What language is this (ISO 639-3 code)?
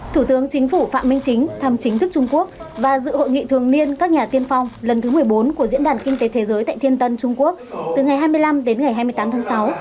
vie